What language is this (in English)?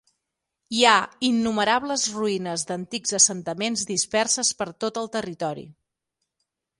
Catalan